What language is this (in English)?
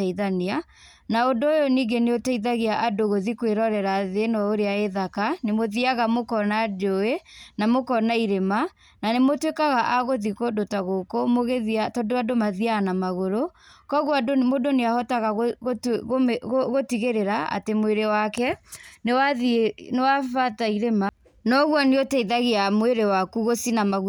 Kikuyu